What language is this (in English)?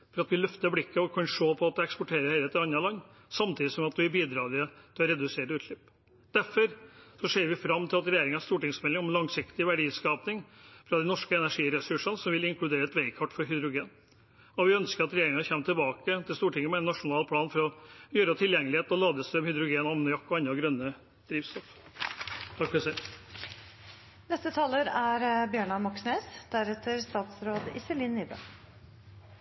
Norwegian Bokmål